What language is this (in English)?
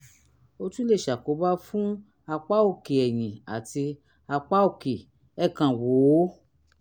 Yoruba